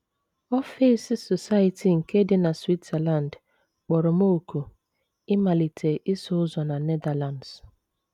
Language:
Igbo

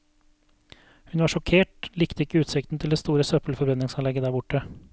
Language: Norwegian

